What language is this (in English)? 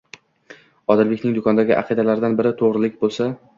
Uzbek